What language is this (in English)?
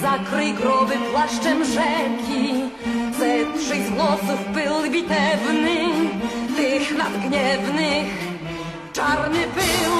Polish